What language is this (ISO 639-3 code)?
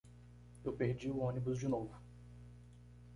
por